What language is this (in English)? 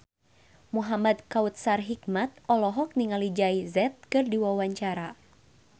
Sundanese